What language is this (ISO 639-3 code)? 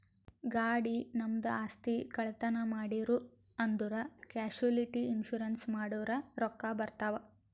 kan